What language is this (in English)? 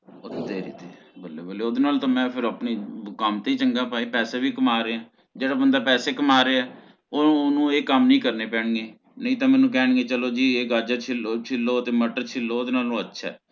Punjabi